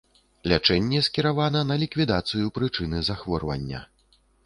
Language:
Belarusian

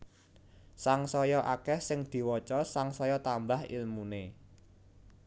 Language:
Javanese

